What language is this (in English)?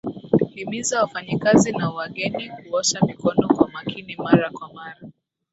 Swahili